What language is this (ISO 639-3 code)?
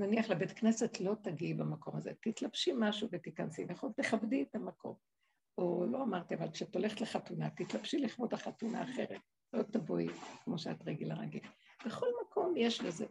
heb